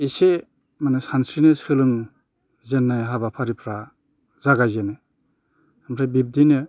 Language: Bodo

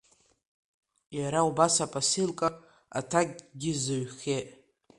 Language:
Abkhazian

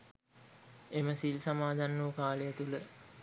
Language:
Sinhala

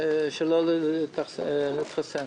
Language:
Hebrew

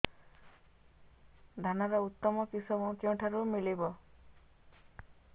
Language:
Odia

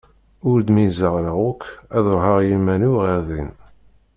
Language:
Kabyle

